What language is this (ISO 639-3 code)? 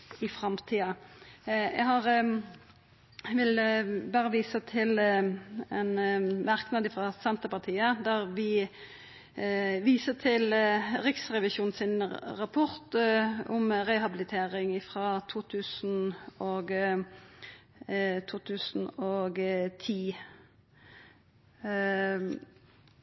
nno